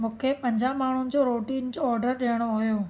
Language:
Sindhi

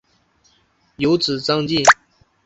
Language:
Chinese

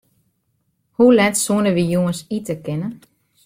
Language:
Western Frisian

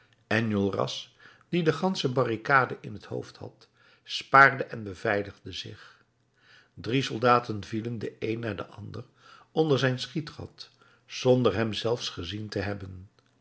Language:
Dutch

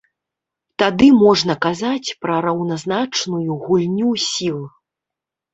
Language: Belarusian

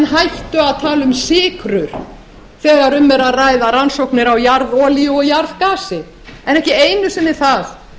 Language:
Icelandic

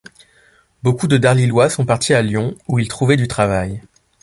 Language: French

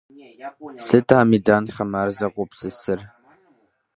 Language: Kabardian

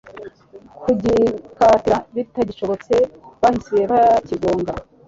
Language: Kinyarwanda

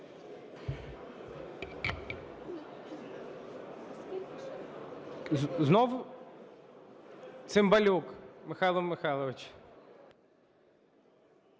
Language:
Ukrainian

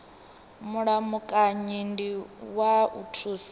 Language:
Venda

